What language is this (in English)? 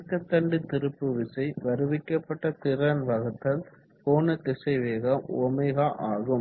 Tamil